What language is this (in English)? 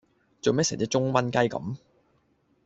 Cantonese